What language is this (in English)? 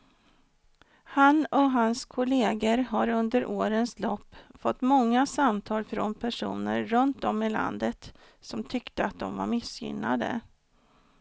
Swedish